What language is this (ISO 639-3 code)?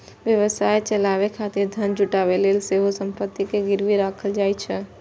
mai